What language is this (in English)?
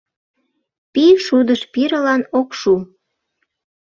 Mari